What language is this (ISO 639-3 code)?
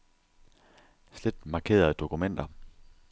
dan